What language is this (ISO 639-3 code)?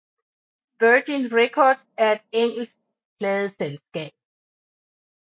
dan